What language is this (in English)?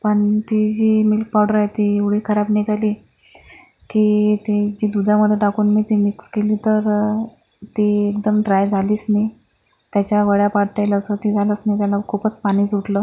Marathi